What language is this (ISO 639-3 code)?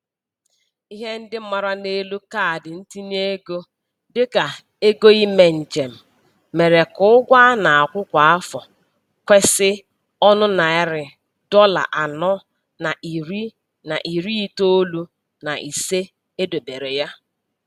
ibo